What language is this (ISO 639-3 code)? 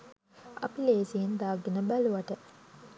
sin